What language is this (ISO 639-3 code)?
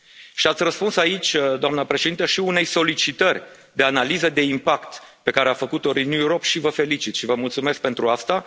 ron